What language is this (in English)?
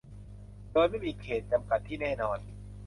Thai